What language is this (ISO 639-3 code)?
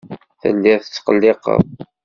kab